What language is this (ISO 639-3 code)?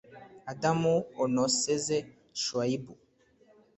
kin